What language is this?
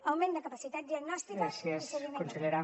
Catalan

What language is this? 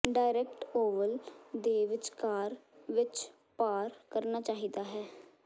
Punjabi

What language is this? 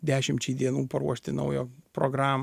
Lithuanian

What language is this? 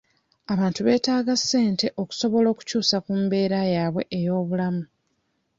Ganda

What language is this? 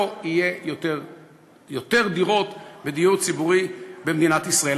Hebrew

